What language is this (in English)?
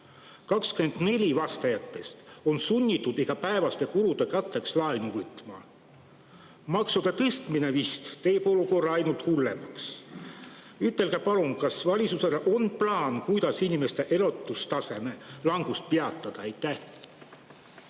Estonian